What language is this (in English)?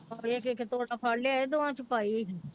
Punjabi